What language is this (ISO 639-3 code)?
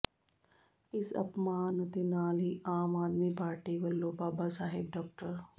pan